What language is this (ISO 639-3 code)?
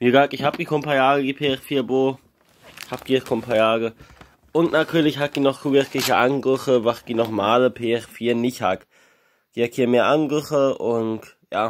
deu